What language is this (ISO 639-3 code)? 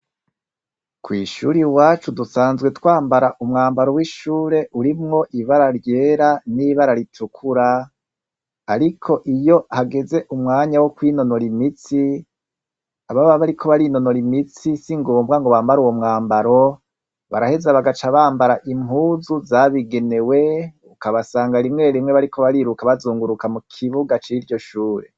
run